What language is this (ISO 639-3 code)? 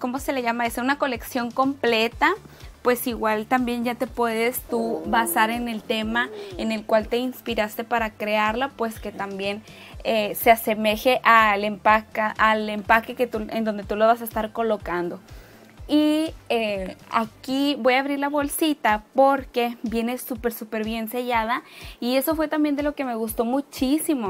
spa